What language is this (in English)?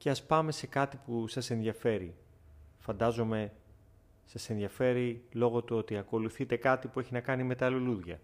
Greek